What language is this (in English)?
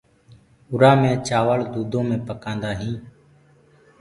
Gurgula